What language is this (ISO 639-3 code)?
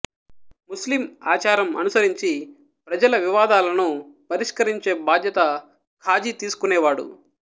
tel